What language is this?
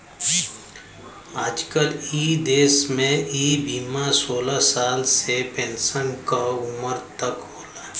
Bhojpuri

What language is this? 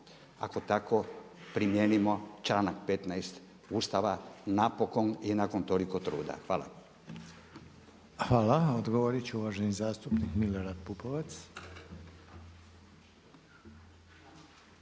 Croatian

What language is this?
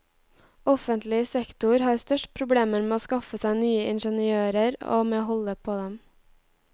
Norwegian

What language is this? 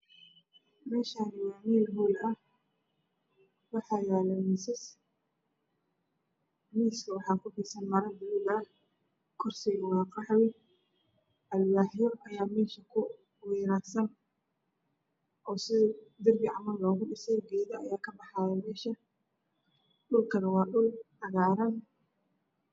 Somali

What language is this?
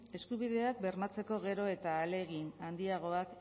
Basque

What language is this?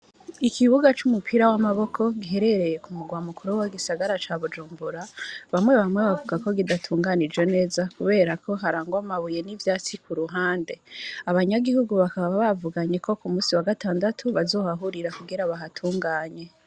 Rundi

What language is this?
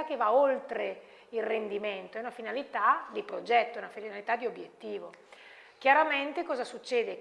Italian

